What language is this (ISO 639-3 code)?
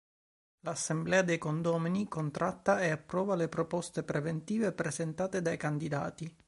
ita